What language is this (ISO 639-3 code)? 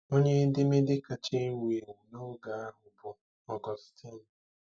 ibo